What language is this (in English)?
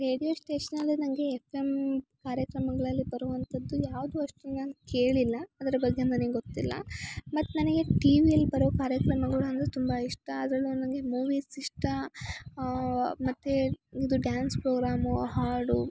Kannada